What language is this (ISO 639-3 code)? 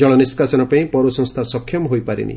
ori